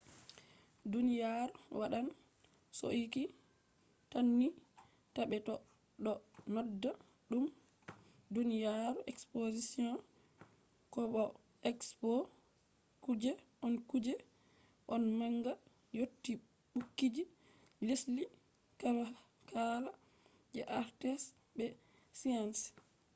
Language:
Fula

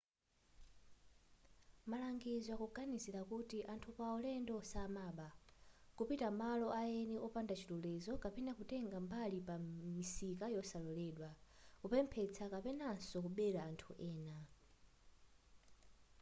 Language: Nyanja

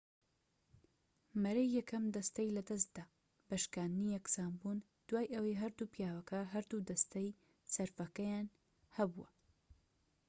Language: Central Kurdish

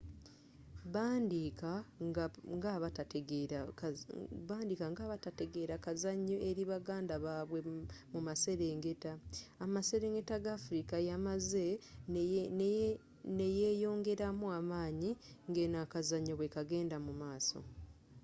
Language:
Ganda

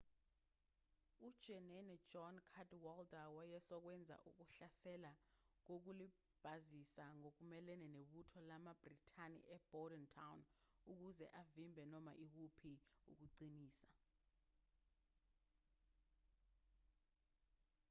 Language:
Zulu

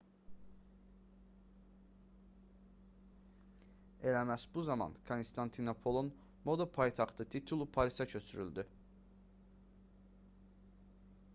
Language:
Azerbaijani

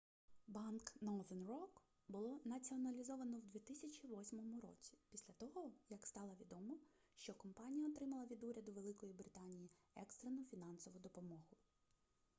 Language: Ukrainian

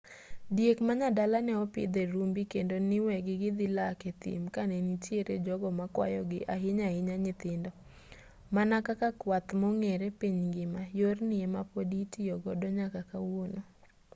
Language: Luo (Kenya and Tanzania)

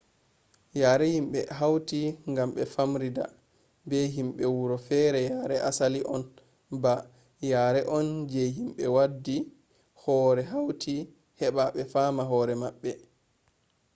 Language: Fula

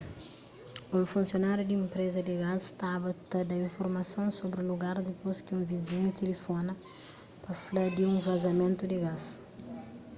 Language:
Kabuverdianu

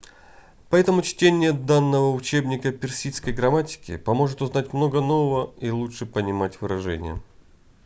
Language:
Russian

